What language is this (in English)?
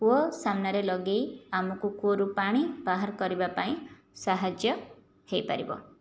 Odia